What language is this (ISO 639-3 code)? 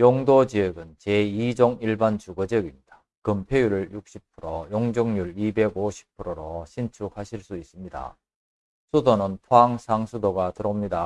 kor